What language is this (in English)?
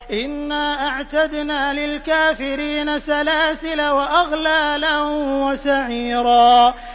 Arabic